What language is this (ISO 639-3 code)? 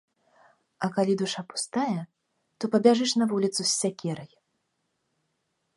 bel